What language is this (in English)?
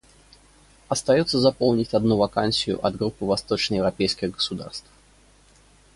Russian